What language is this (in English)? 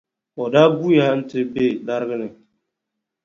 Dagbani